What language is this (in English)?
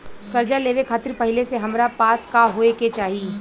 Bhojpuri